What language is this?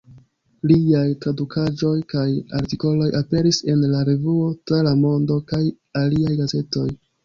Esperanto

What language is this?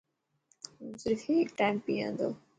Dhatki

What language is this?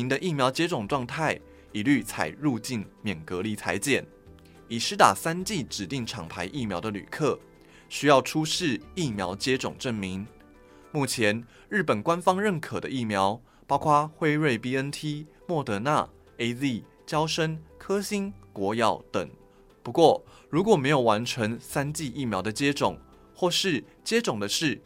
Chinese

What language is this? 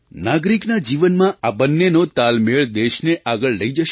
Gujarati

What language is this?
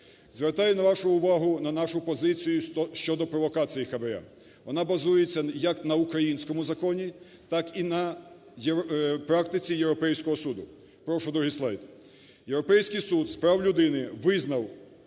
Ukrainian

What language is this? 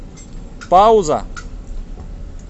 Russian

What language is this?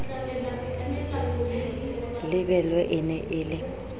Southern Sotho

